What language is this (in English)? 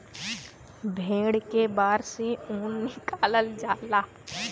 Bhojpuri